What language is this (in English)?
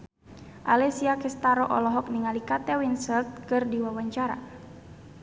Sundanese